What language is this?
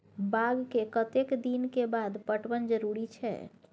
Maithili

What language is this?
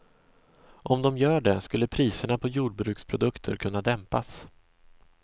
Swedish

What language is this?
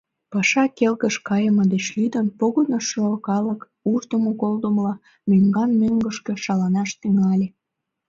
Mari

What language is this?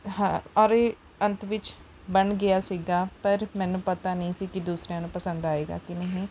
Punjabi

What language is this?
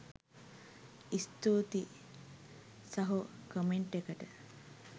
Sinhala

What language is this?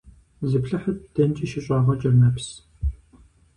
Kabardian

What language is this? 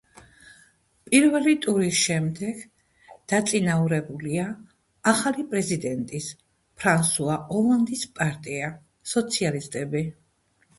Georgian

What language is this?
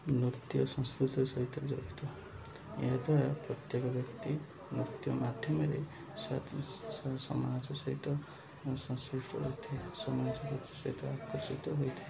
Odia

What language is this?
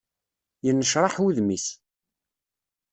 Kabyle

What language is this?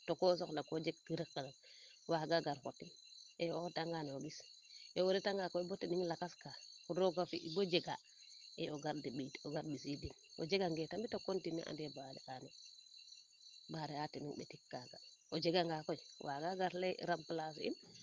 Serer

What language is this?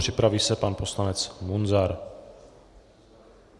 Czech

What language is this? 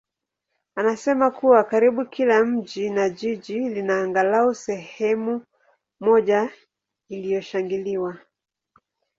Swahili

